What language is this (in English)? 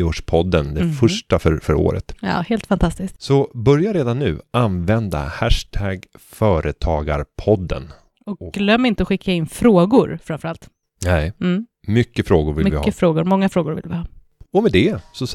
Swedish